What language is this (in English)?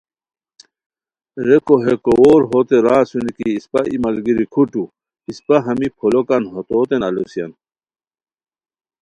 Khowar